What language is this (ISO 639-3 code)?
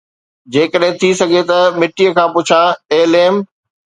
snd